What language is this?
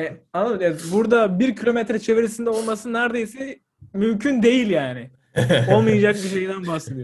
Turkish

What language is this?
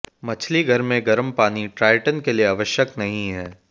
Hindi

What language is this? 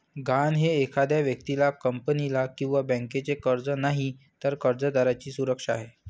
Marathi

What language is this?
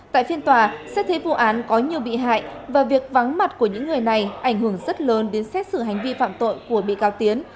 Vietnamese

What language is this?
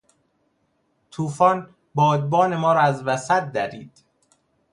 Persian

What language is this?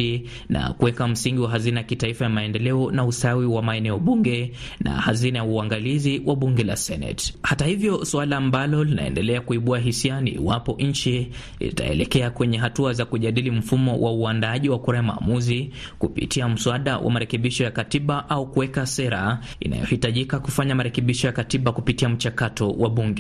Swahili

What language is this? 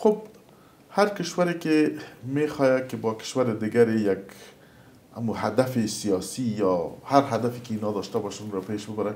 Persian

